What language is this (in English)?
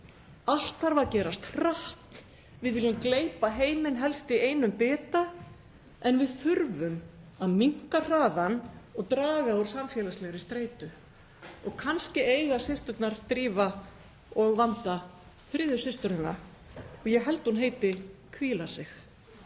Icelandic